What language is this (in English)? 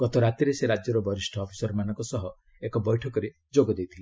Odia